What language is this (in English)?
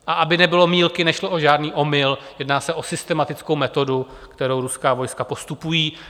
Czech